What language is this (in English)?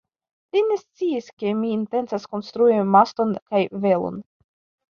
Esperanto